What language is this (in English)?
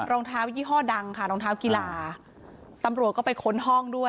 Thai